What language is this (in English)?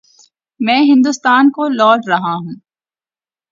Urdu